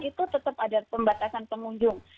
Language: Indonesian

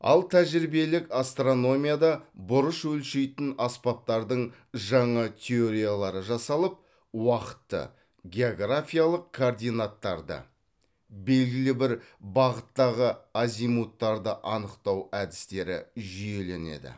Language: Kazakh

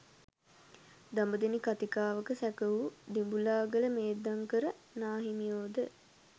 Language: Sinhala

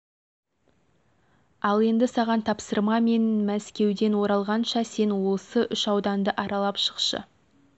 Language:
Kazakh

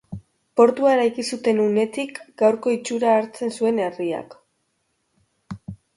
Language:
Basque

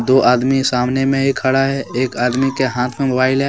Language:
Hindi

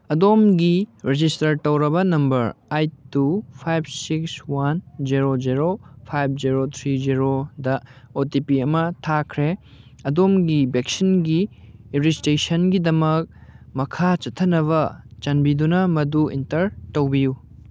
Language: Manipuri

